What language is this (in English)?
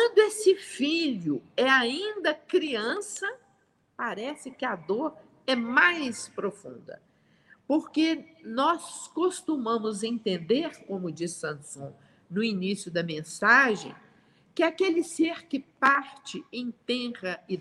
Portuguese